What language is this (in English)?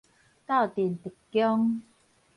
Min Nan Chinese